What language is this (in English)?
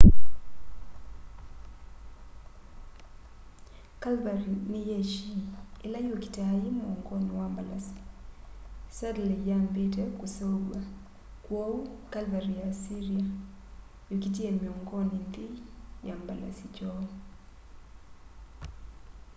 Kamba